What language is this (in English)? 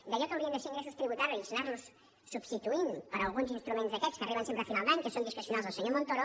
Catalan